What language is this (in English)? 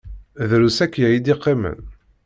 Kabyle